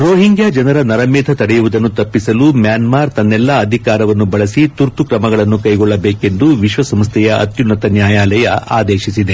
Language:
Kannada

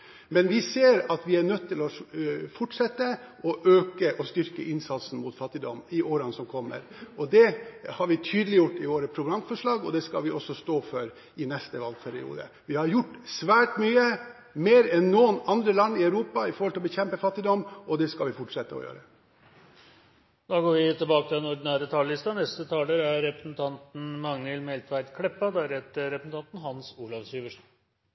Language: Norwegian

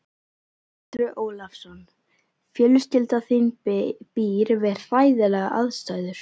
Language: Icelandic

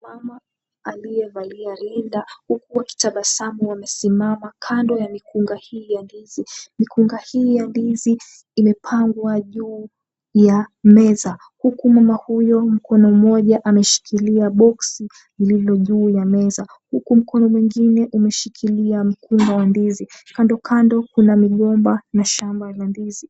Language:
Swahili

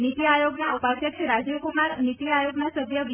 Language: Gujarati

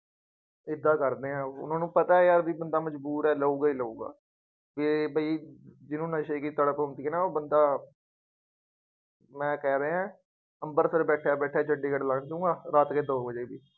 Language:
Punjabi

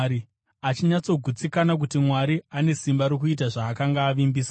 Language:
Shona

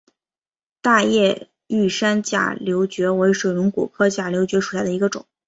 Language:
Chinese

